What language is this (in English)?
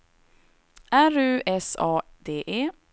Swedish